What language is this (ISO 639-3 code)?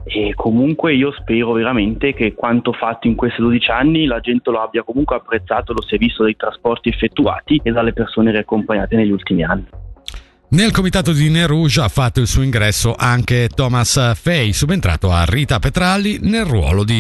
ita